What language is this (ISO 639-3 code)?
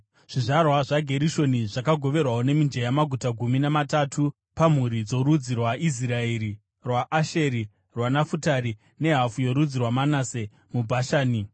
sna